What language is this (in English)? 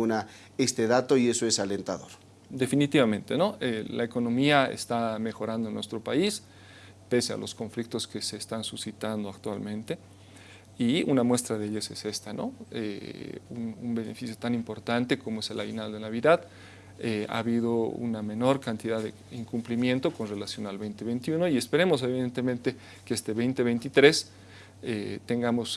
Spanish